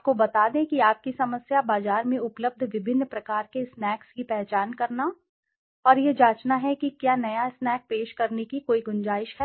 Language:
Hindi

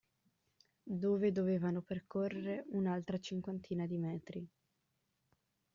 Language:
Italian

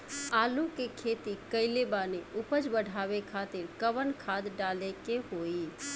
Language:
Bhojpuri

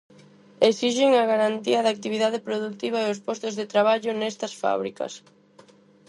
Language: Galician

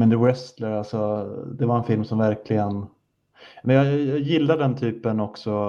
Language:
Swedish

